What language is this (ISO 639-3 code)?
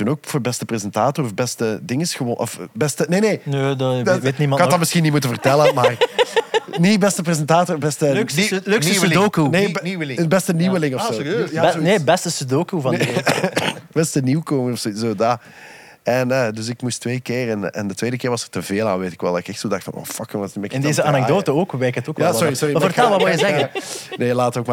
nld